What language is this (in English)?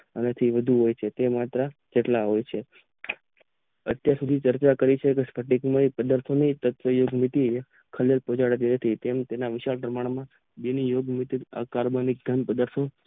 Gujarati